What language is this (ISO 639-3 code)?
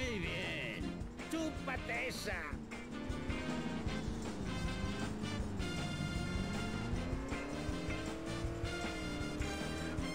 spa